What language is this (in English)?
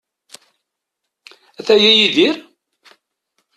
Kabyle